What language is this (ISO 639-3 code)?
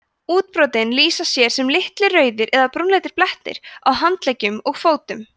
isl